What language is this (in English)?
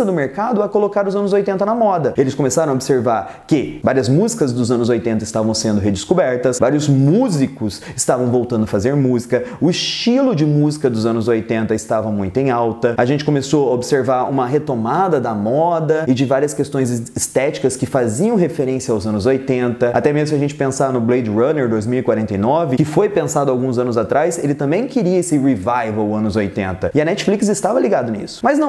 Portuguese